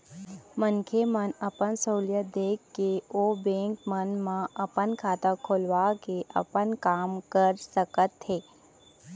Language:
Chhattisgarhi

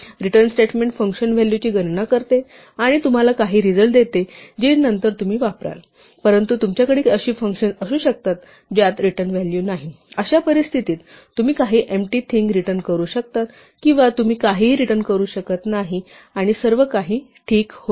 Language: Marathi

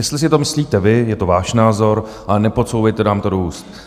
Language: Czech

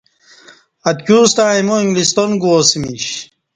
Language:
Kati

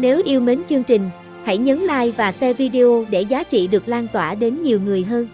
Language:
Vietnamese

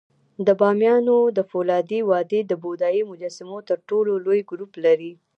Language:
Pashto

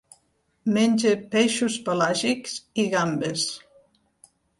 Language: Catalan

